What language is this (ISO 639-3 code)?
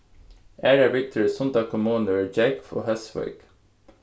fao